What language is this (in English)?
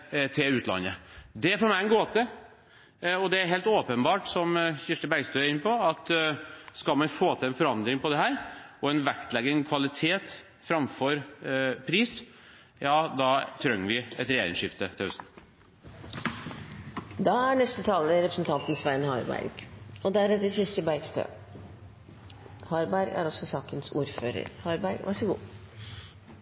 Norwegian Bokmål